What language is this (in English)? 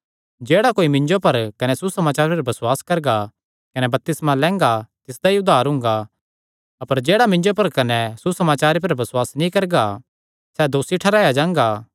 Kangri